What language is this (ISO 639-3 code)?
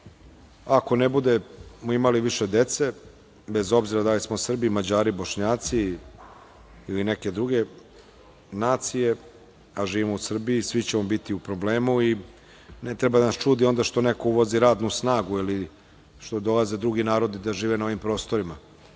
srp